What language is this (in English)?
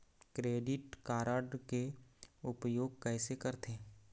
Chhattisgarhi